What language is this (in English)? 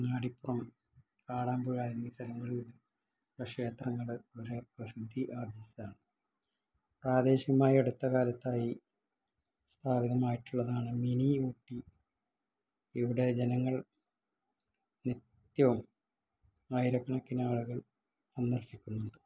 Malayalam